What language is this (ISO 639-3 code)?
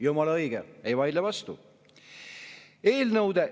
est